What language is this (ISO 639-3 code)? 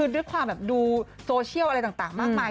tha